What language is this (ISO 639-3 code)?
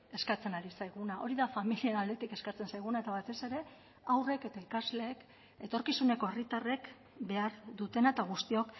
eus